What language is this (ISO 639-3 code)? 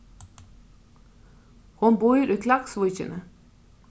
fao